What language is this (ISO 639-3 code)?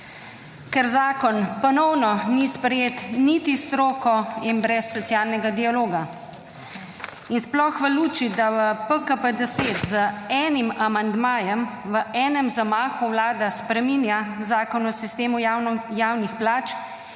slv